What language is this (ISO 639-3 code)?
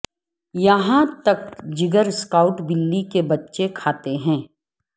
urd